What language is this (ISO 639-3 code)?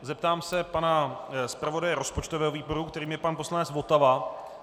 ces